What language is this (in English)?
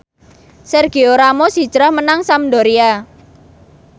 Javanese